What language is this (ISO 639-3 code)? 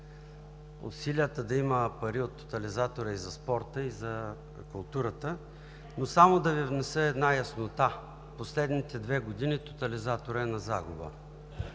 bul